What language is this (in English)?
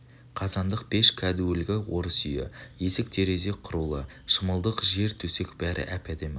Kazakh